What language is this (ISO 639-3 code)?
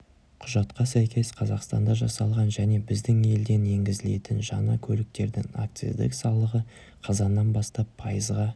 kaz